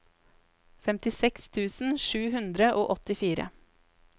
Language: Norwegian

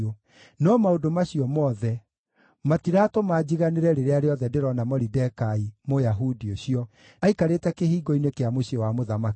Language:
Kikuyu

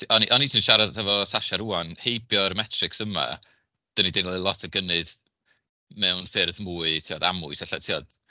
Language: Welsh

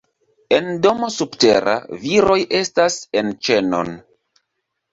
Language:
Esperanto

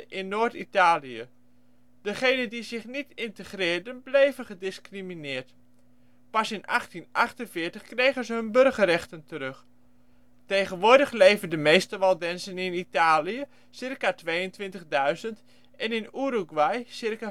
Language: Dutch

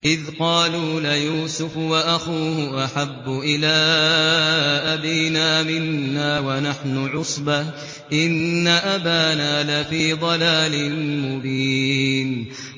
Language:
Arabic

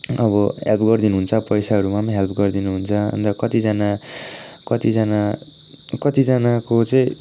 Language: Nepali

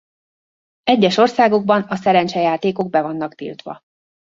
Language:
Hungarian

